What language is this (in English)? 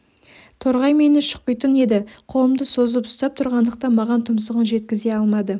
Kazakh